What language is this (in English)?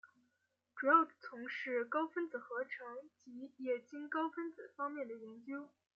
Chinese